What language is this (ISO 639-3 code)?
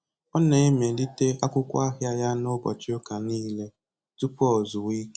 ibo